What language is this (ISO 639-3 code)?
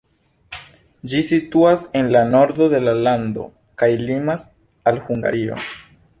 epo